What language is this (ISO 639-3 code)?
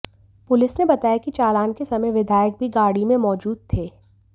hin